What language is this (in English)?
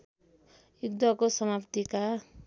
Nepali